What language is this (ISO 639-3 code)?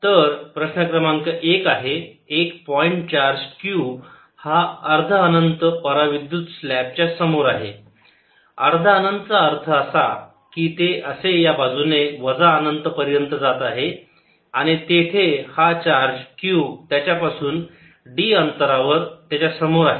mar